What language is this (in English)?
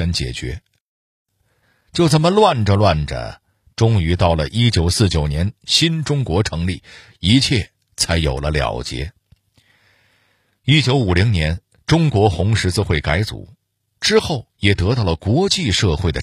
Chinese